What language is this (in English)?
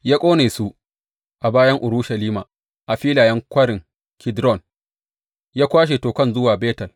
Hausa